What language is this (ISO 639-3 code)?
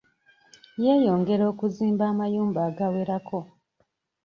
lug